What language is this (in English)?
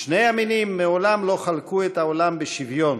Hebrew